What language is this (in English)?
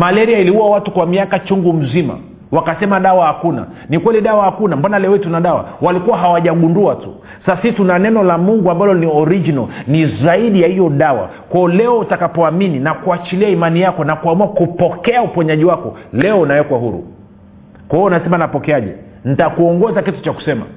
Swahili